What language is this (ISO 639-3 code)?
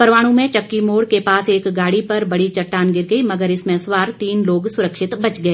hin